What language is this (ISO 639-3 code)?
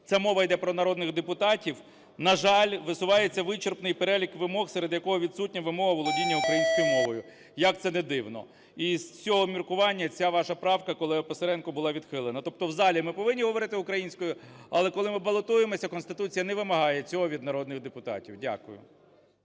ukr